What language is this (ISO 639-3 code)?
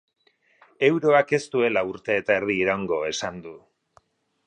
eus